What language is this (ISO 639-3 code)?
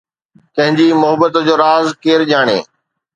snd